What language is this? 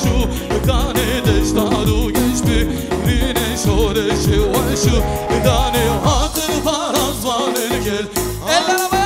Arabic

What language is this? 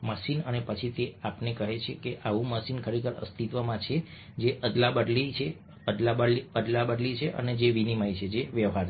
Gujarati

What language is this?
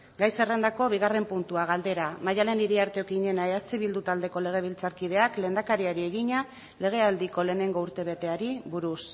Basque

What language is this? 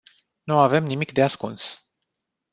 Romanian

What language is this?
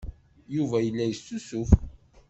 Kabyle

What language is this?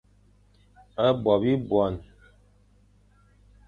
Fang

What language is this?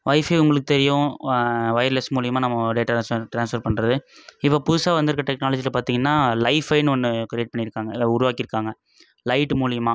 Tamil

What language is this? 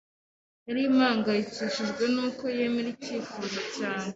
Kinyarwanda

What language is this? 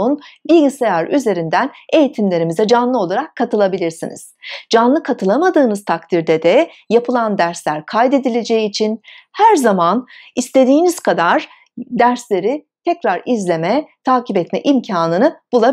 Turkish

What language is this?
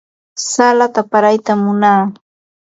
Ambo-Pasco Quechua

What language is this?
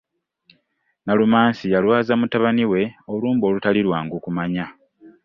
Ganda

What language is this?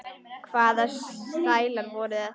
Icelandic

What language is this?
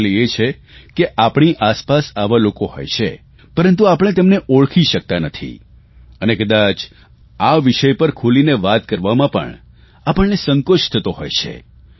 Gujarati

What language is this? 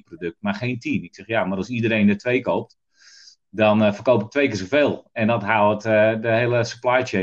Dutch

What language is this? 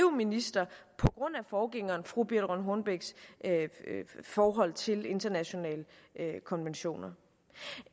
Danish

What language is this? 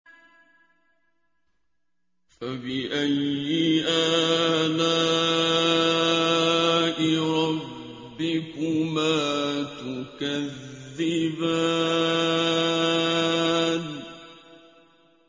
Arabic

